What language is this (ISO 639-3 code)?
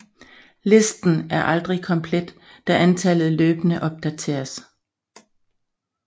dan